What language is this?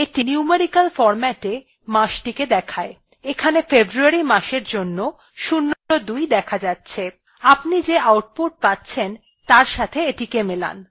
Bangla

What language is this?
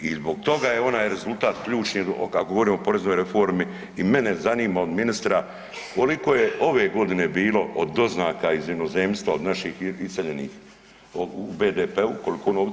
Croatian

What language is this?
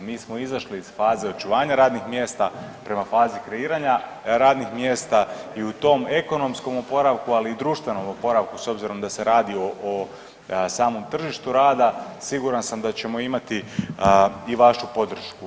Croatian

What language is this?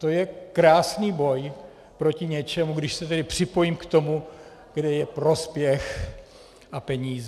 Czech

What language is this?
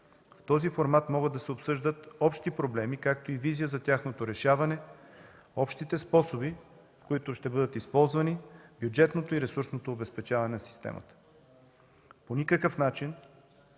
Bulgarian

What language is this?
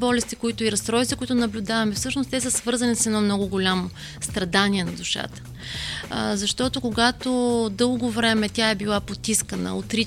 Bulgarian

